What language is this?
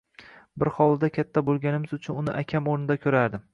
Uzbek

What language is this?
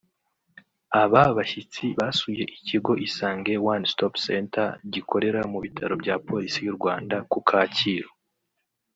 Kinyarwanda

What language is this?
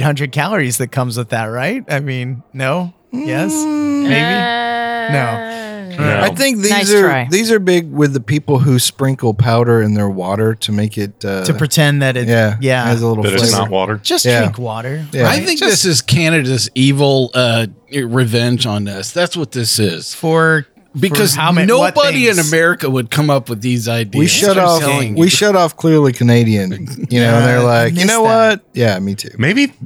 English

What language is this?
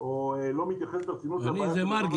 Hebrew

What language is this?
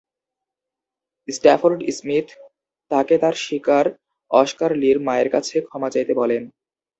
Bangla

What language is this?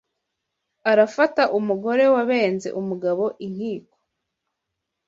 Kinyarwanda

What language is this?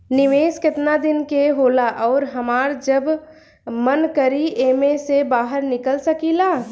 Bhojpuri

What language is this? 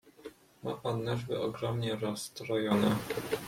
Polish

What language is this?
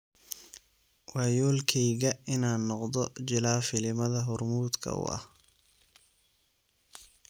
Somali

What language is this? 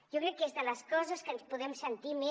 Catalan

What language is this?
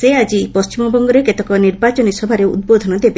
Odia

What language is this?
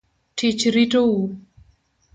Luo (Kenya and Tanzania)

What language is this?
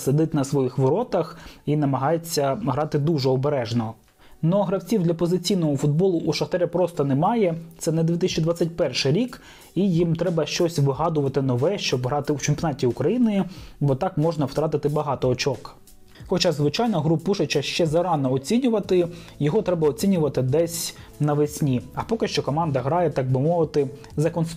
Ukrainian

